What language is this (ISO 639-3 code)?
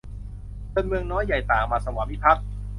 tha